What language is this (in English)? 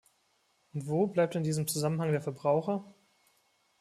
German